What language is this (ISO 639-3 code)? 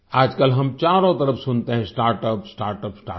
hin